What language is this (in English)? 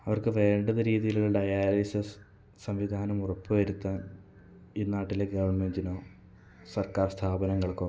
Malayalam